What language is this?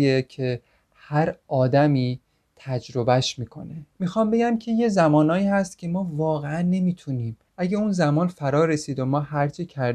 Persian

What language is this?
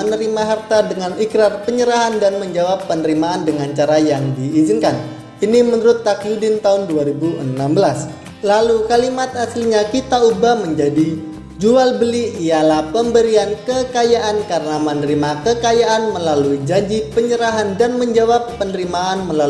Indonesian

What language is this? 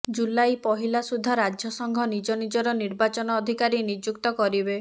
Odia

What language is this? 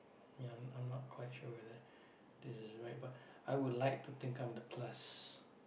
English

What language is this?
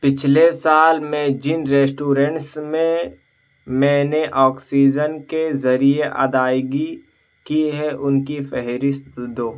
Urdu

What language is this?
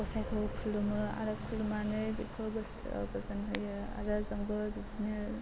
Bodo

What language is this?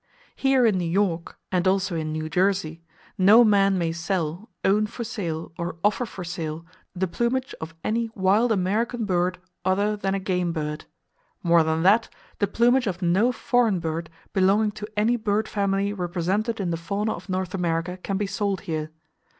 English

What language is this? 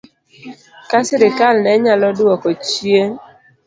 Luo (Kenya and Tanzania)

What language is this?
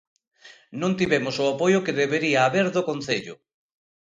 Galician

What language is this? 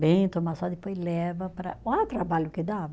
Portuguese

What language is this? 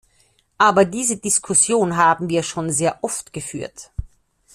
German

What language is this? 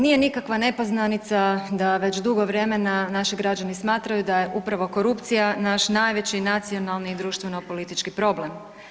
Croatian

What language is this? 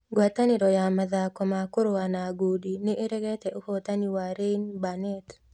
Kikuyu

